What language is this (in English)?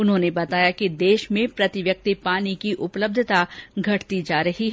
Hindi